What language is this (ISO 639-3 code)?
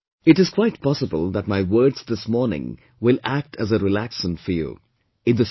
eng